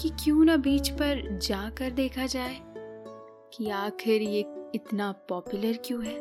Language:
Hindi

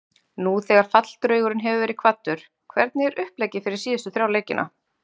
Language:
Icelandic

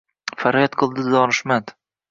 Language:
Uzbek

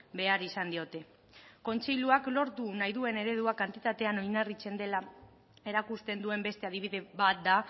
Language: Basque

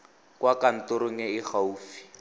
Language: Tswana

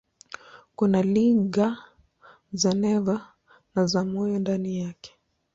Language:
Swahili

